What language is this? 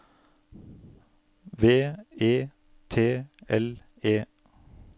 Norwegian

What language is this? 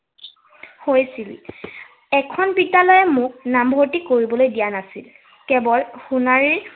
Assamese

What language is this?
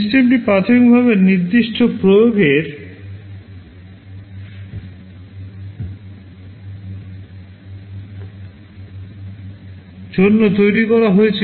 Bangla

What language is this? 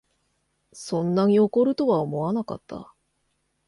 Japanese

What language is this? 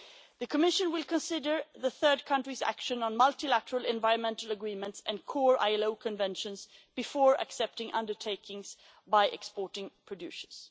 English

